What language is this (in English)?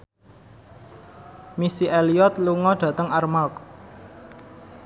Javanese